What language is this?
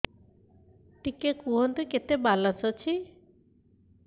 Odia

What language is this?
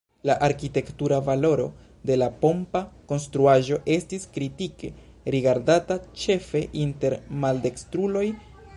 Esperanto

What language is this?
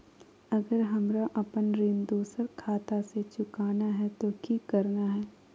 Magahi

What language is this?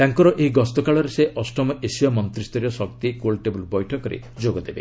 Odia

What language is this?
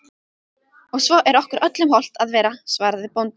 Icelandic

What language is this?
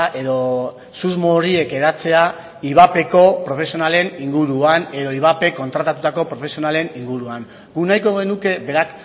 Basque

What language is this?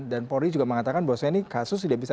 Indonesian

